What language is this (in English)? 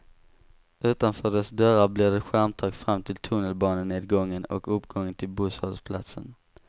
Swedish